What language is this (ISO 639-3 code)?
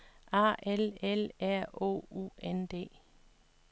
dan